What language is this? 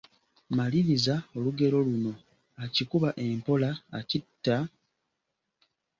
Ganda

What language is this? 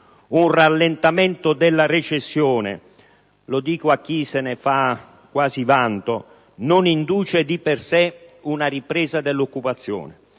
Italian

